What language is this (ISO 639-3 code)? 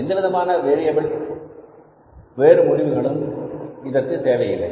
tam